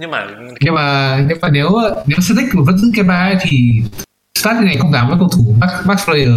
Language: Vietnamese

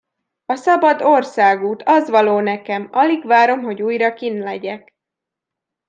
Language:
Hungarian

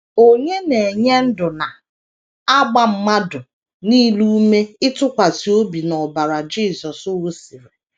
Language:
Igbo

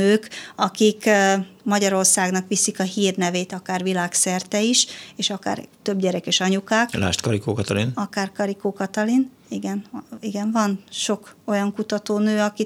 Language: Hungarian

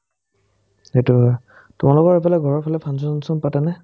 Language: Assamese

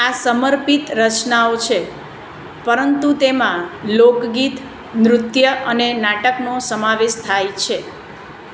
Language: Gujarati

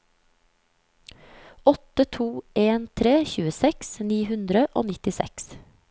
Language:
Norwegian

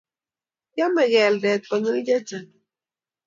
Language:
Kalenjin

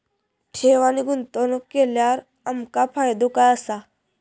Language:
Marathi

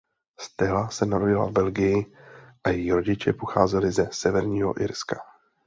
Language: Czech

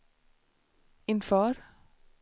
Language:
Swedish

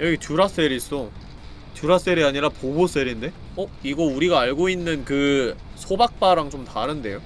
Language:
Korean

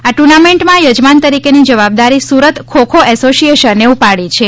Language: Gujarati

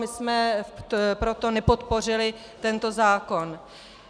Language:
Czech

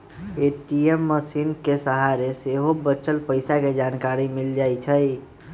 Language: Magahi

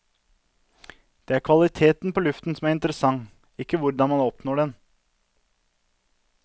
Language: Norwegian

